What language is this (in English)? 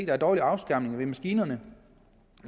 Danish